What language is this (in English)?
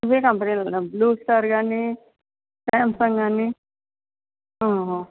Telugu